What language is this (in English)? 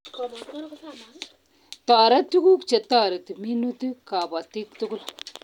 Kalenjin